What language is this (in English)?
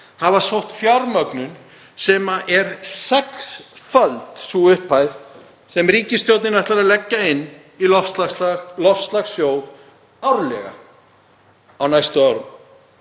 Icelandic